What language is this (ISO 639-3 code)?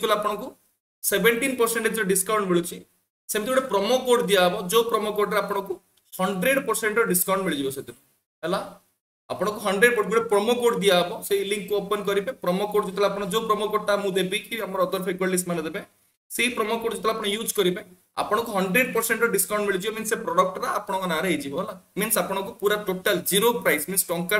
hin